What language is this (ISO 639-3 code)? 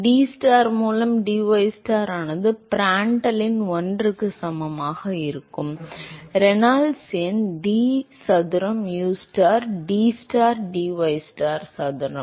tam